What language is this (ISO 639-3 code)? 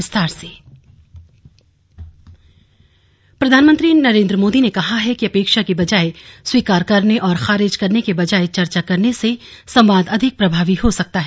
hin